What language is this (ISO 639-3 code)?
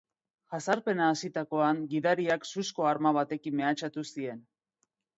eus